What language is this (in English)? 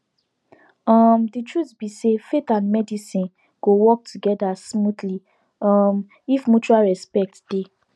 Nigerian Pidgin